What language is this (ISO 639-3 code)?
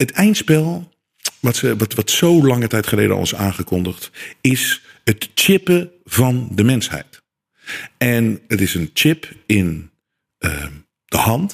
nld